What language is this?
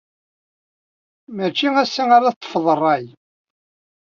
Kabyle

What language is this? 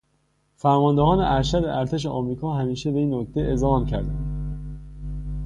Persian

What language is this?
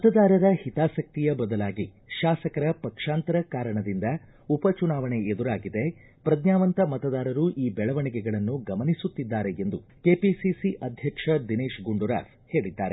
Kannada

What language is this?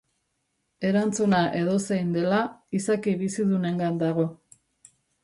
Basque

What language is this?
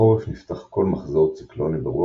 Hebrew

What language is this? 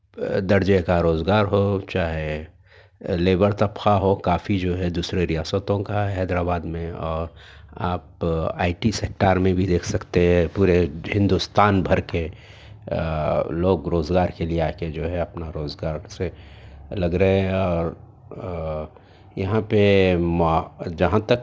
Urdu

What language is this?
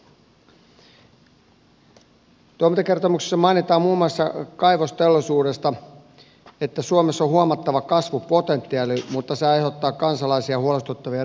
Finnish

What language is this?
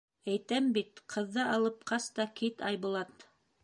Bashkir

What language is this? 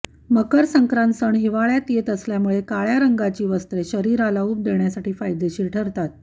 Marathi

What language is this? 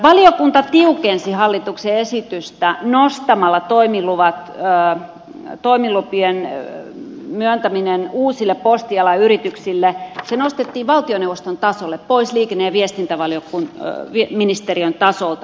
Finnish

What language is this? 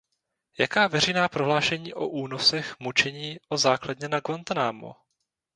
Czech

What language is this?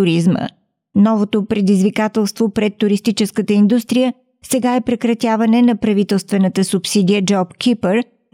Bulgarian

